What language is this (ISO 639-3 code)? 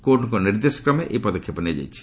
ori